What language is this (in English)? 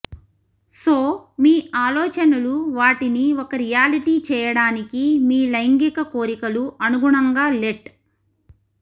Telugu